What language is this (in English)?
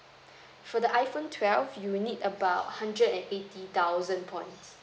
English